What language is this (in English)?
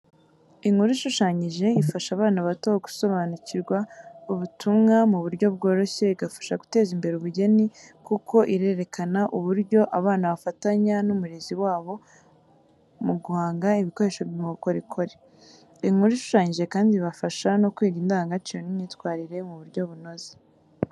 Kinyarwanda